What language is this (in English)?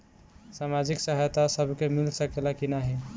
Bhojpuri